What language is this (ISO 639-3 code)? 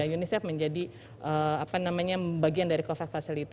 ind